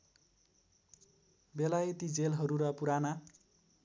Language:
Nepali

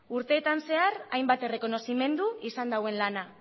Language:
Basque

